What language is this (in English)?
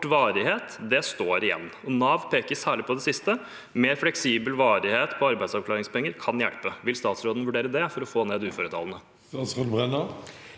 Norwegian